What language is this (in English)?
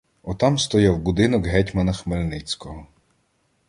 Ukrainian